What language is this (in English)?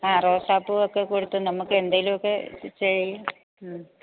Malayalam